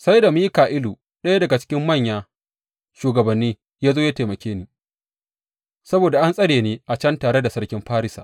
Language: Hausa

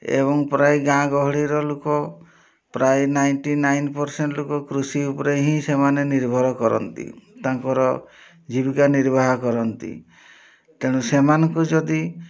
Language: Odia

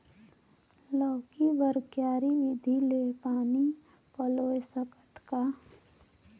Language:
Chhattisgarhi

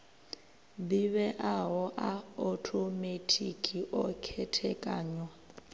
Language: Venda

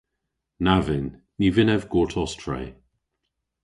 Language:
Cornish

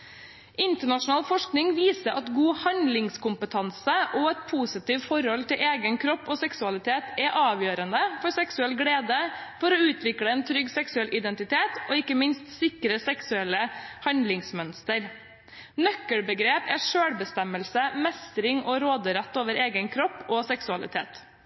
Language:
Norwegian Bokmål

